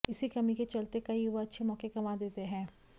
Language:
Hindi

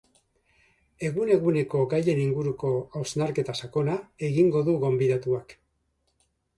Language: Basque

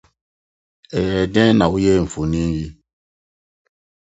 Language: Akan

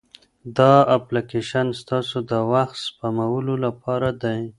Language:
Pashto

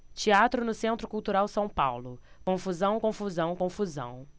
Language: Portuguese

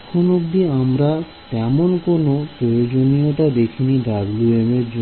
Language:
Bangla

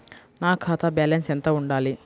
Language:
Telugu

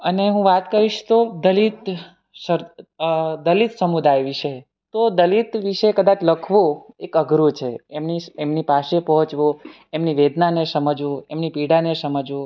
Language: Gujarati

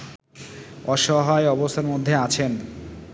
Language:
Bangla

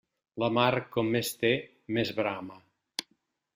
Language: Catalan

